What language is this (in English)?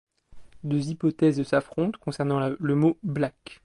French